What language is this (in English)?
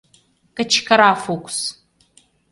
Mari